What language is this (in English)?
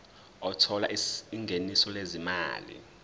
Zulu